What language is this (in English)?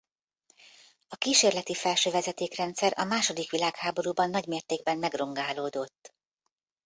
Hungarian